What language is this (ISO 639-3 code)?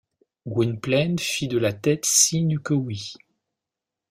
fra